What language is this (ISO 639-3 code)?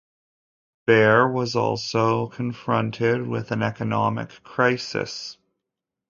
eng